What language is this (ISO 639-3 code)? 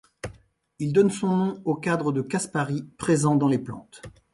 fra